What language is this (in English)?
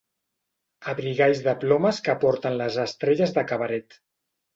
Catalan